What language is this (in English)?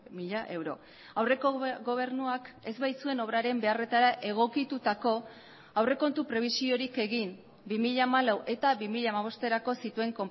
Basque